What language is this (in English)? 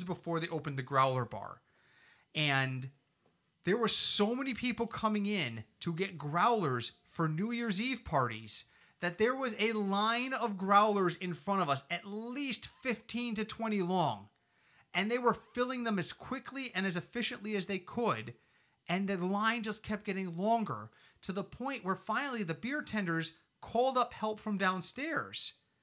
English